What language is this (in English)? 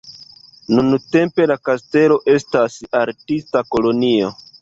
Esperanto